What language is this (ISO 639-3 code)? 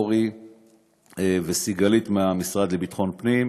heb